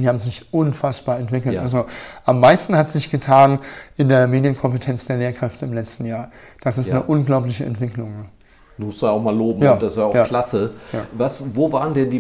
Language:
German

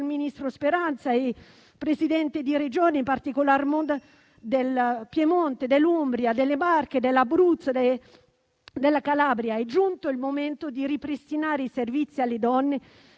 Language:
Italian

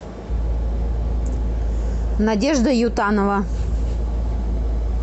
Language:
Russian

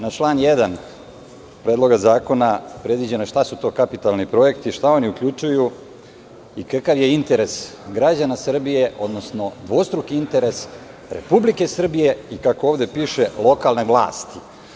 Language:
Serbian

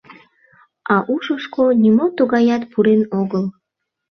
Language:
Mari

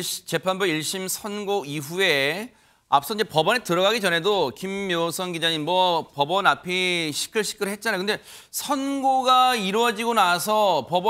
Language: Korean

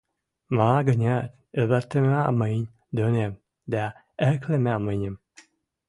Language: Western Mari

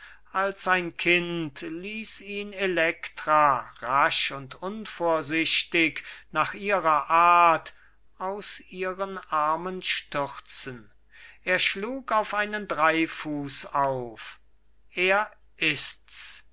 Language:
German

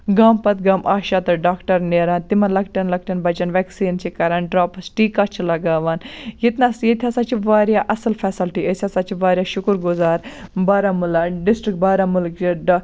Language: Kashmiri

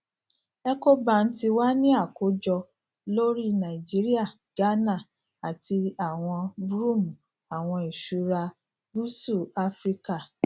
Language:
Yoruba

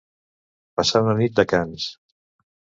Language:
Catalan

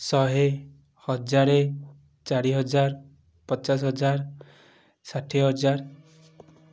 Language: Odia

